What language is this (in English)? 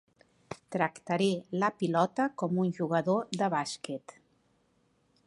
Catalan